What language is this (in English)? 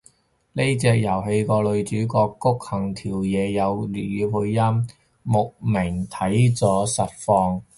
Cantonese